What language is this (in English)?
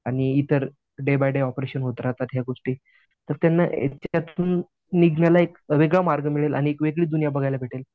Marathi